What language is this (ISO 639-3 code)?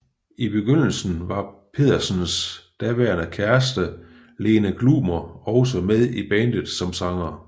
dan